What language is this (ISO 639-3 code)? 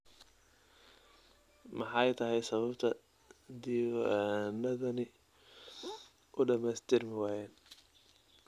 som